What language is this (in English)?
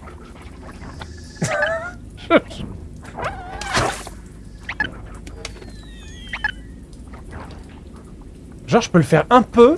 French